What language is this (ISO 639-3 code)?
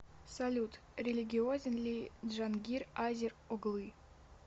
rus